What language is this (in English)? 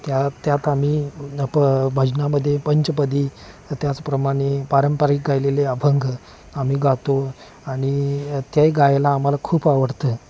Marathi